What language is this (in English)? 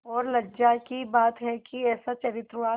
Hindi